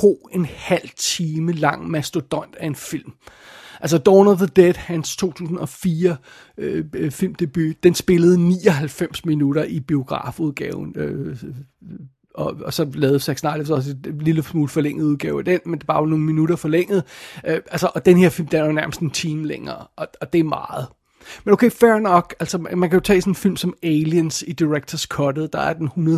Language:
Danish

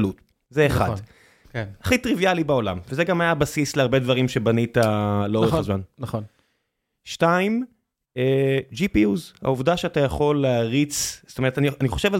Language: Hebrew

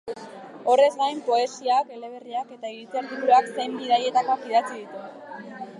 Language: Basque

